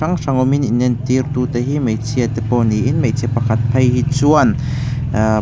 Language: Mizo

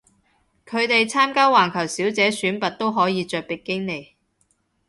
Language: Cantonese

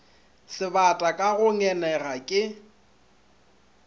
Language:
Northern Sotho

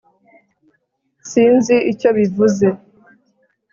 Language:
Kinyarwanda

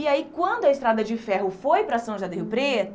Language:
Portuguese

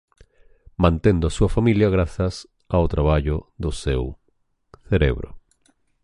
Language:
Galician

